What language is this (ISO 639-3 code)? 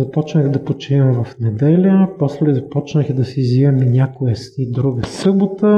bul